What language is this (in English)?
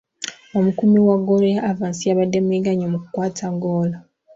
Ganda